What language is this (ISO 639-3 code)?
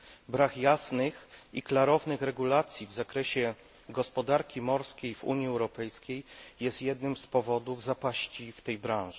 pol